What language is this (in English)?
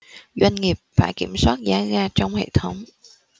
Vietnamese